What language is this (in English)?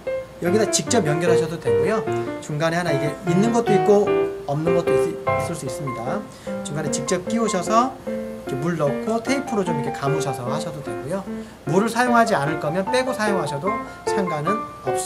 Korean